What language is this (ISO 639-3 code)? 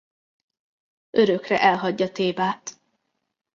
hun